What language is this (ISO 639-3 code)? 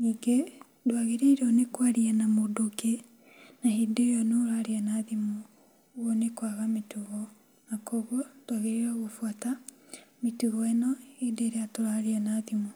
kik